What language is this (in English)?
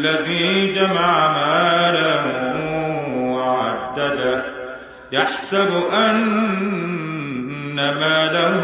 Arabic